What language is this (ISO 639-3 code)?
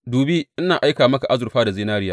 hau